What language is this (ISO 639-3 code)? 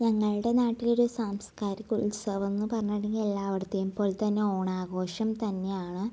mal